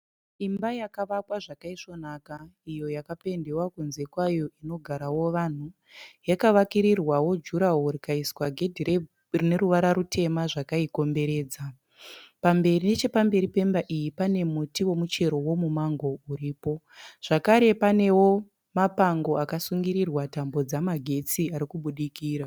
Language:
Shona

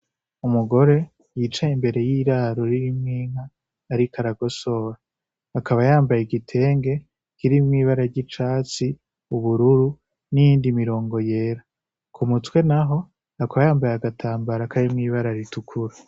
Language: Rundi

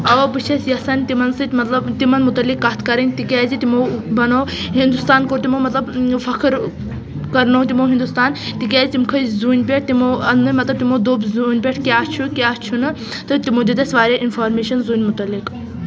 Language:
Kashmiri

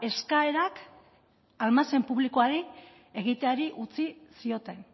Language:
Basque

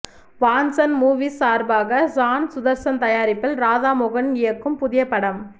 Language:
Tamil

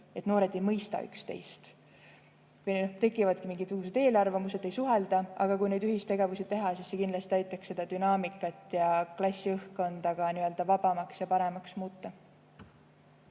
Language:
Estonian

